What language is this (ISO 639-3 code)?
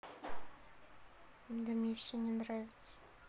rus